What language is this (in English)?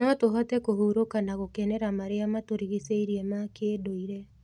Kikuyu